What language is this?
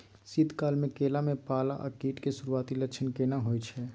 Maithili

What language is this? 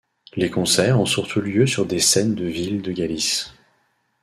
French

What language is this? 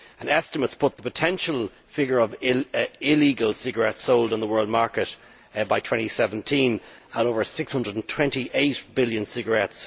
English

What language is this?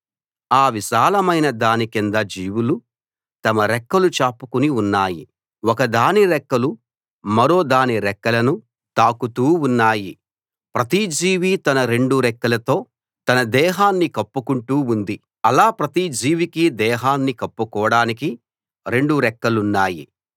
Telugu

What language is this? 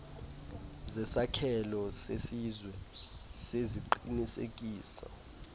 Xhosa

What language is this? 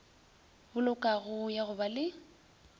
Northern Sotho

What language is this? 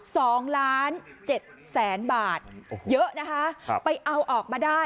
Thai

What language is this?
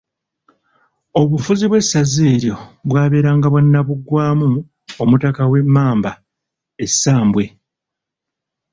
Ganda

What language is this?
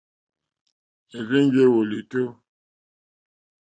Mokpwe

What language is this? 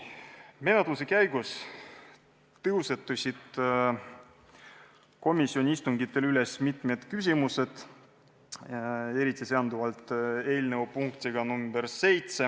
Estonian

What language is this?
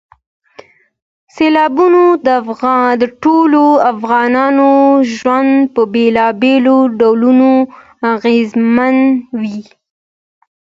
Pashto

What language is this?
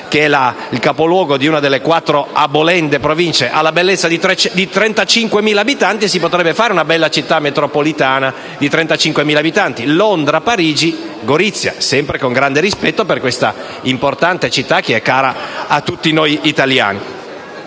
Italian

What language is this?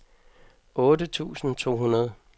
Danish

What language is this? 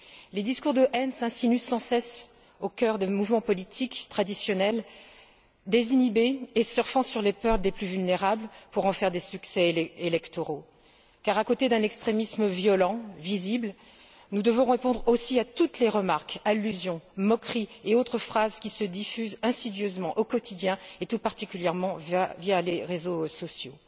French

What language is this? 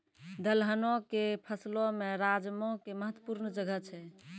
Maithili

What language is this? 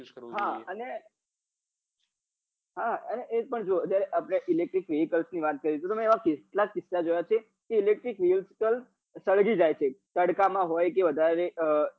Gujarati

